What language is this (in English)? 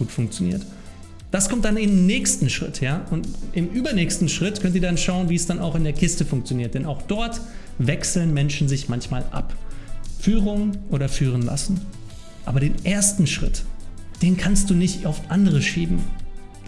German